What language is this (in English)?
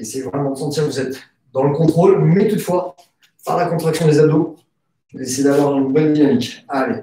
French